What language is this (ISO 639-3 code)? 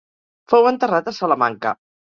cat